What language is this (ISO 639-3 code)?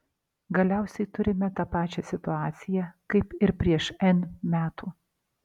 lit